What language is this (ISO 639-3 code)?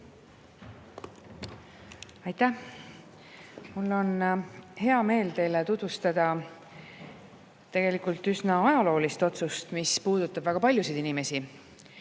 est